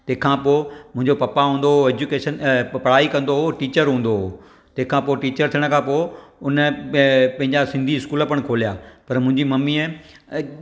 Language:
Sindhi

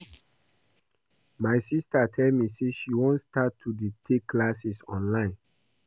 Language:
Nigerian Pidgin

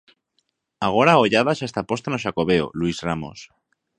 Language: Galician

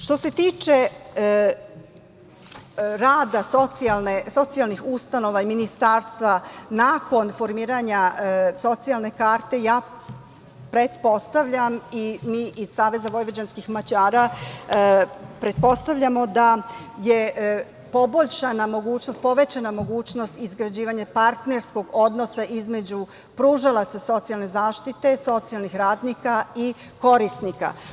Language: Serbian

